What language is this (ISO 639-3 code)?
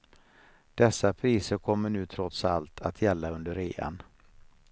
swe